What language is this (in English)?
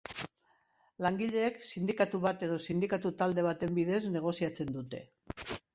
Basque